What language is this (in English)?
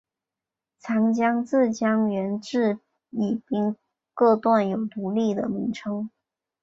Chinese